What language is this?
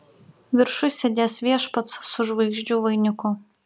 Lithuanian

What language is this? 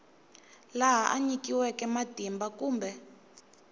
Tsonga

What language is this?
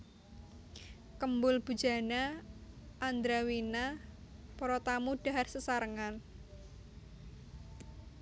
Javanese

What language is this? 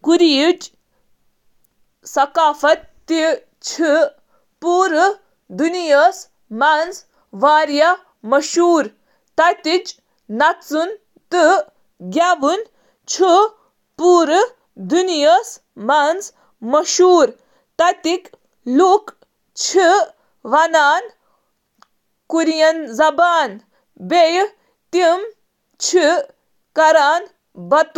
Kashmiri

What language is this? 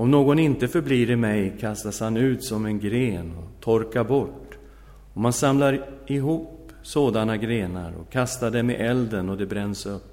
Swedish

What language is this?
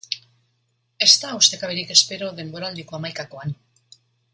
Basque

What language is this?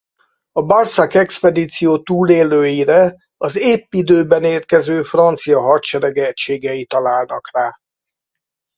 Hungarian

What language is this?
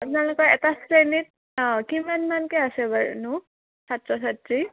Assamese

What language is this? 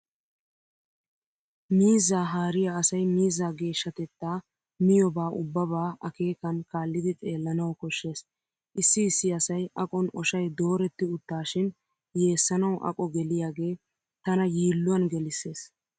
Wolaytta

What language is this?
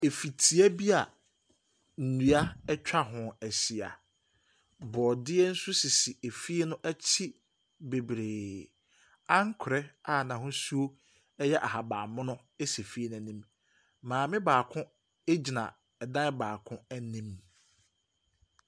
Akan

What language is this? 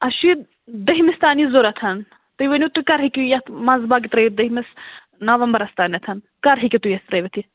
Kashmiri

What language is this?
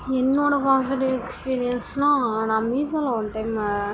Tamil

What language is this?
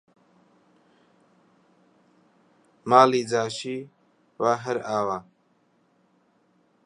Central Kurdish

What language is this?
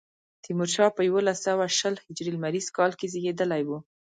Pashto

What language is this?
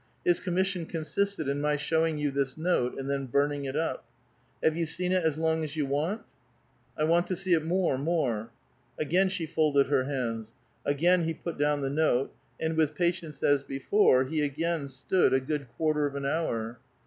English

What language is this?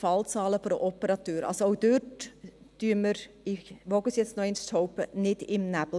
Swiss German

